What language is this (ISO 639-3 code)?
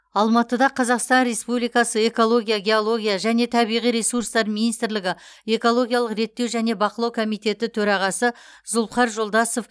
kaz